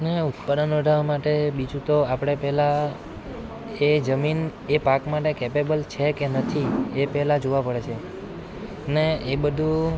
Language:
Gujarati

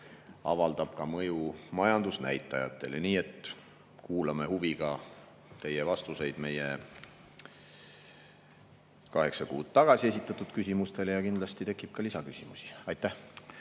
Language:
Estonian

